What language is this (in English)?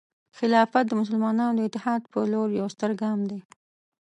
Pashto